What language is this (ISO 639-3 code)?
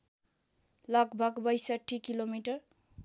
nep